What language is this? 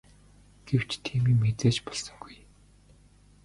Mongolian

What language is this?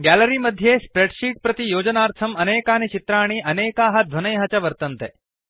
Sanskrit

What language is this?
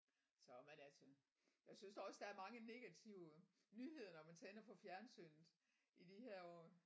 Danish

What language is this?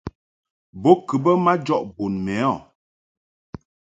Mungaka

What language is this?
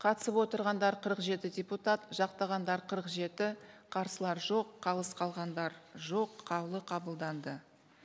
Kazakh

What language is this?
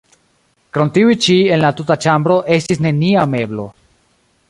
Esperanto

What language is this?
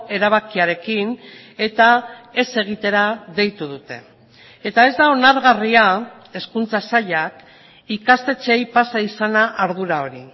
Basque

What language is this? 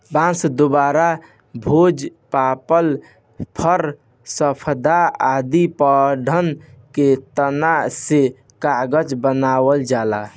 Bhojpuri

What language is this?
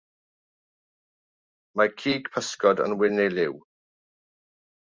Welsh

